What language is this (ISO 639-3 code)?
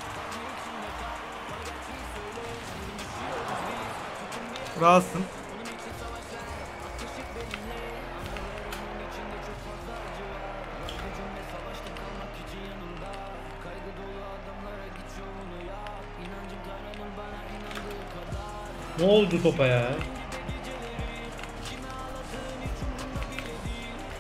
tur